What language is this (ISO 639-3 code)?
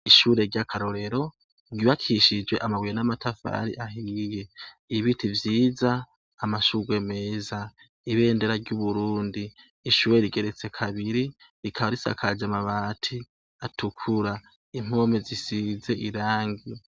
run